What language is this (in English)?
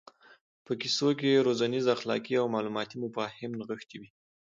Pashto